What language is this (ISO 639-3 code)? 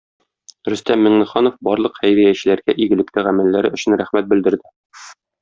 tat